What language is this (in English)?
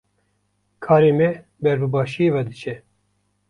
Kurdish